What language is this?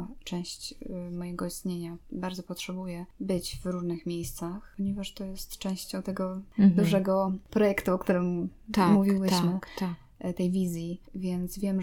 Polish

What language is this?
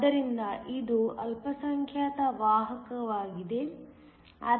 Kannada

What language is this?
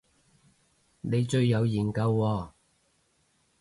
Cantonese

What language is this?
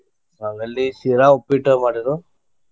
Kannada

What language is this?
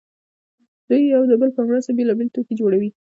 Pashto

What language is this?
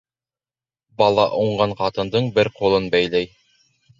Bashkir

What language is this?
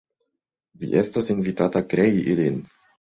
Esperanto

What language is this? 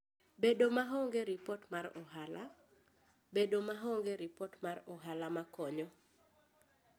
Luo (Kenya and Tanzania)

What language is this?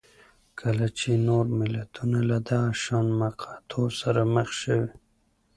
Pashto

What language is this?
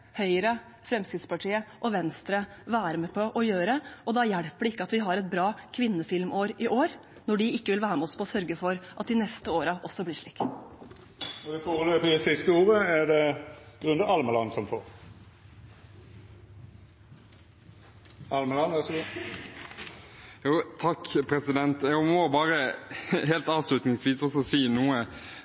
Norwegian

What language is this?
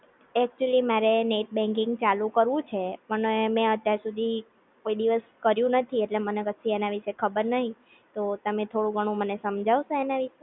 Gujarati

